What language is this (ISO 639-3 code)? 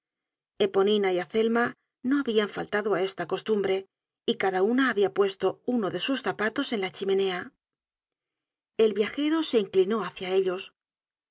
spa